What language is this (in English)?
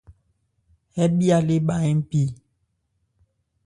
Ebrié